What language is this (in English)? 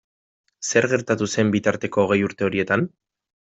Basque